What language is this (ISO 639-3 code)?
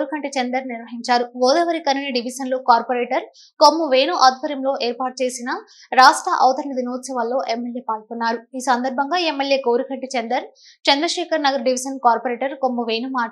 ara